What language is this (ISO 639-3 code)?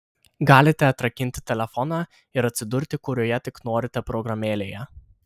lit